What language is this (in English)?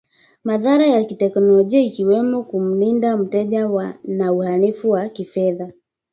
Swahili